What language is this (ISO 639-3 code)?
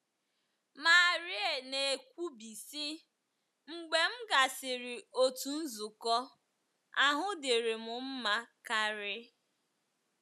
ibo